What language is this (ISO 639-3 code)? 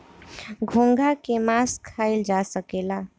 bho